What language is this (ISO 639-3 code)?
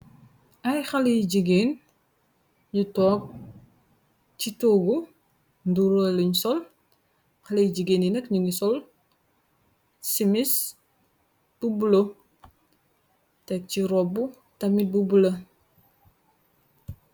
wol